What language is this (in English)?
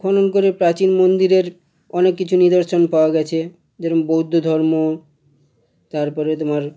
Bangla